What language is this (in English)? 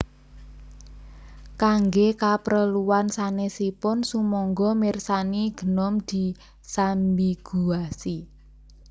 Javanese